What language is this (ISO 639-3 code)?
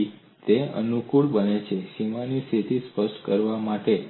guj